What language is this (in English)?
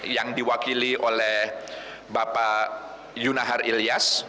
Indonesian